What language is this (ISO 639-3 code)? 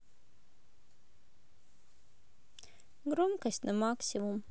rus